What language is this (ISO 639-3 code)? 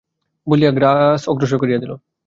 ben